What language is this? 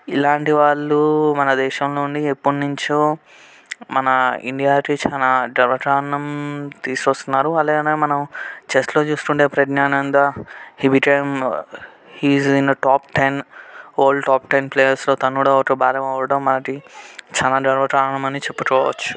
Telugu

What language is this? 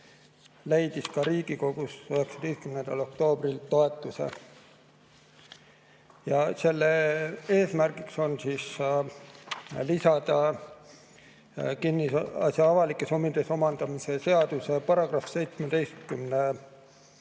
Estonian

